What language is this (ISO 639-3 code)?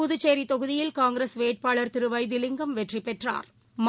tam